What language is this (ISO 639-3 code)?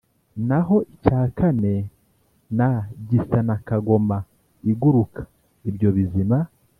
kin